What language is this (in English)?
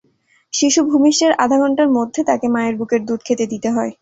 Bangla